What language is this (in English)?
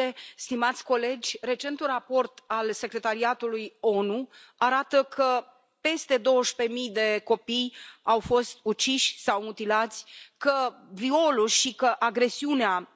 Romanian